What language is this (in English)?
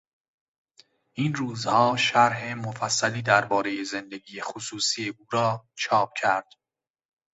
Persian